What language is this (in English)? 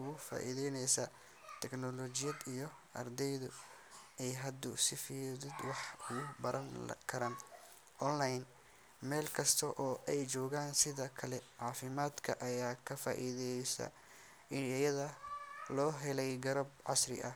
Somali